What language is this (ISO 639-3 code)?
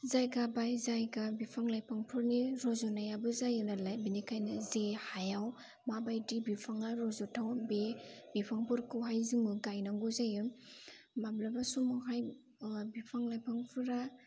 brx